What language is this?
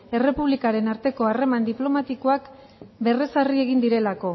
Basque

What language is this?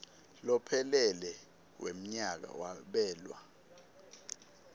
Swati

